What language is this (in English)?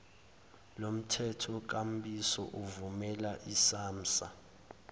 Zulu